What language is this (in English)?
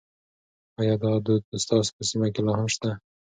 Pashto